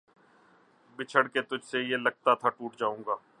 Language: Urdu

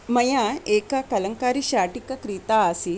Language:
Sanskrit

